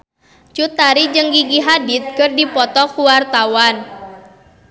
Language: Sundanese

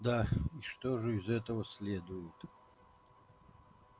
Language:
Russian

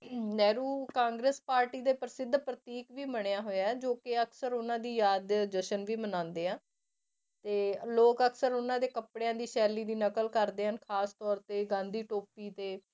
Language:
Punjabi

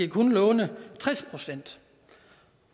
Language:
Danish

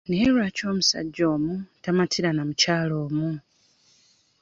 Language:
Ganda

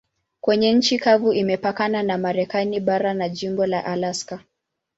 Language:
Swahili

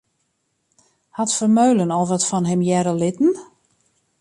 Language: Western Frisian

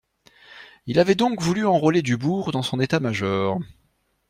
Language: French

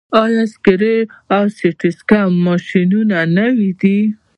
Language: Pashto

